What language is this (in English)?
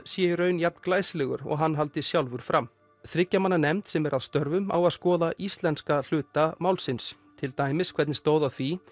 Icelandic